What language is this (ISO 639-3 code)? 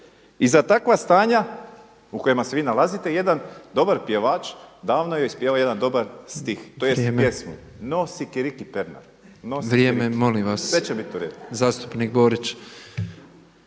hrv